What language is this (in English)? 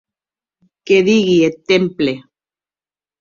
Occitan